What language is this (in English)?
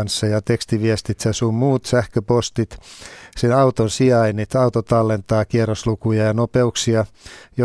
Finnish